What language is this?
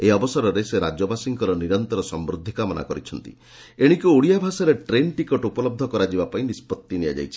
Odia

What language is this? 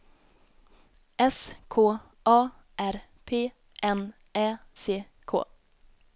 Swedish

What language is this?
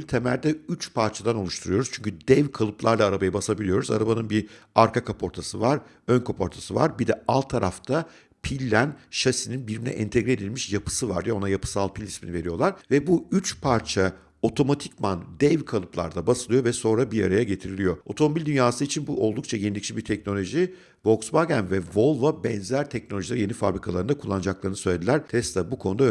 Turkish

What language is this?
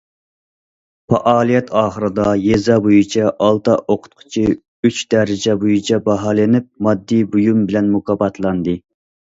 Uyghur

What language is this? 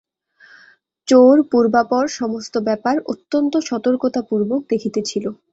Bangla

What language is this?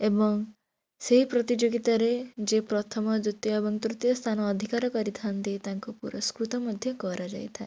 Odia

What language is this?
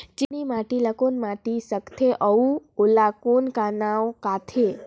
Chhattisgarhi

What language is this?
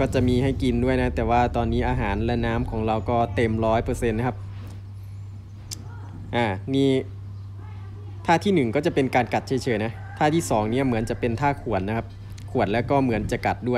Thai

